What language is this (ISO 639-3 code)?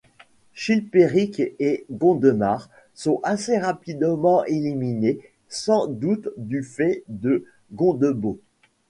fra